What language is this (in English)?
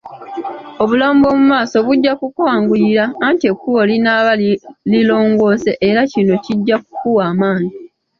Ganda